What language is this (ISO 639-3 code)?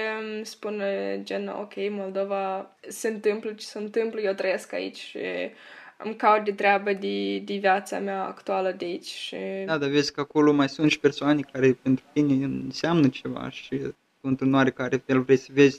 ron